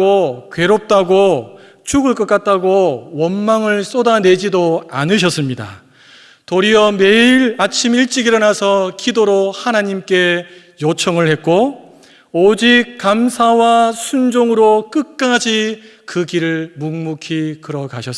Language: Korean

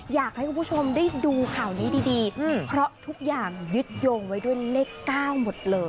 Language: Thai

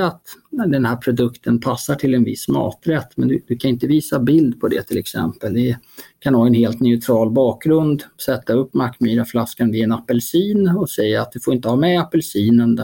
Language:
Swedish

